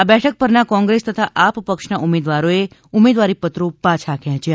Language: Gujarati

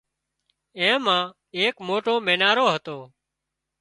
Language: Wadiyara Koli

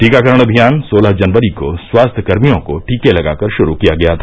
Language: Hindi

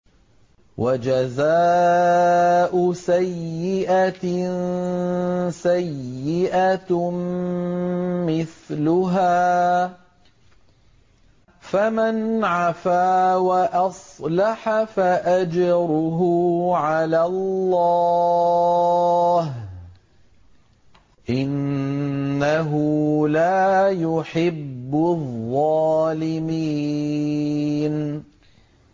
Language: Arabic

